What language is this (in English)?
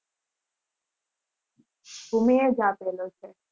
Gujarati